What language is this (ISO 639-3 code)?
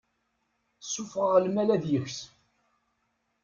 kab